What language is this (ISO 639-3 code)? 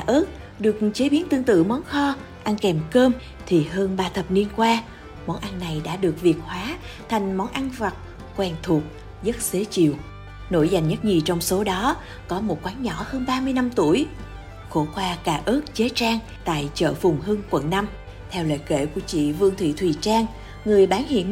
vie